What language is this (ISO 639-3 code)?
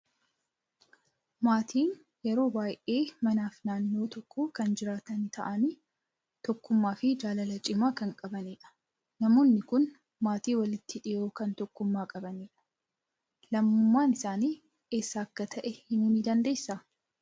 orm